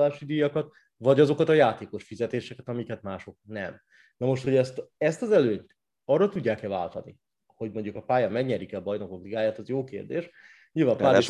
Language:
Hungarian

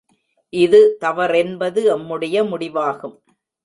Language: Tamil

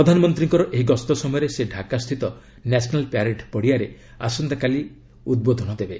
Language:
Odia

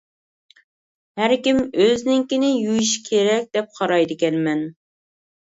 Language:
Uyghur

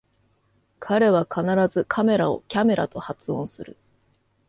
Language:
Japanese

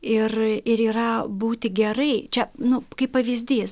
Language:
Lithuanian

